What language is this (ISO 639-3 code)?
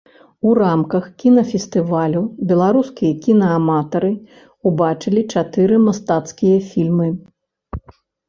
bel